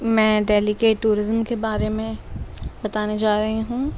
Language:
Urdu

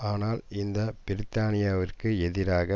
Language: Tamil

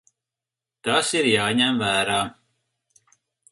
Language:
Latvian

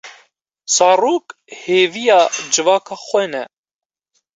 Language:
Kurdish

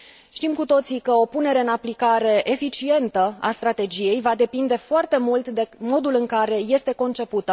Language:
Romanian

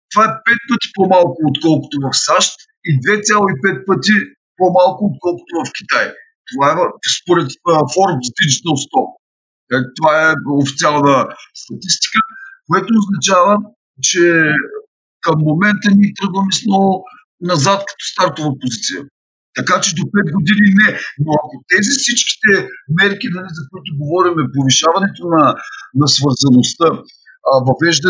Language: Bulgarian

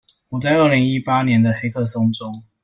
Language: Chinese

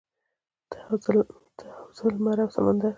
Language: Pashto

